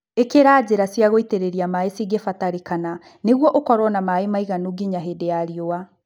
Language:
Kikuyu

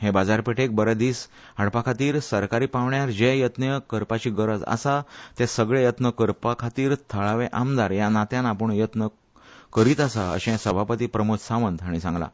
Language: Konkani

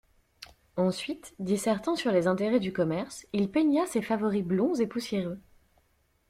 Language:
French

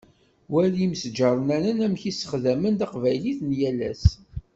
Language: Kabyle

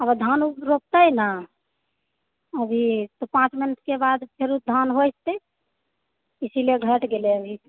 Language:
Maithili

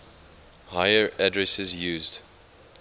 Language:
English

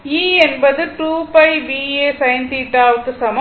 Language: Tamil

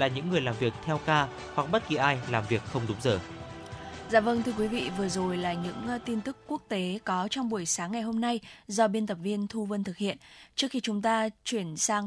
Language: Vietnamese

